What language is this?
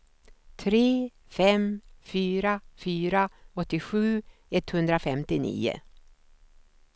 Swedish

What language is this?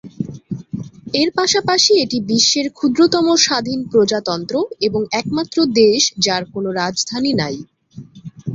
Bangla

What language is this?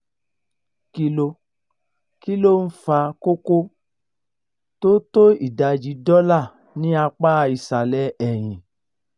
Yoruba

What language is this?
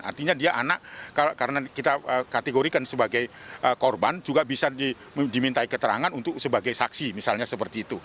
Indonesian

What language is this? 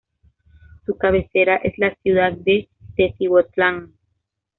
Spanish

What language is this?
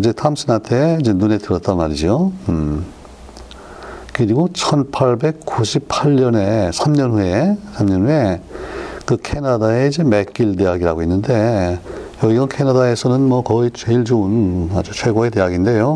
Korean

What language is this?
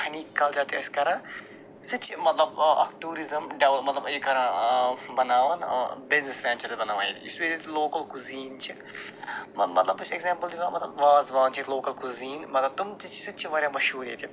Kashmiri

